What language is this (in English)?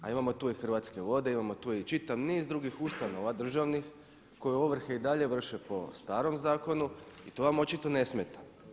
Croatian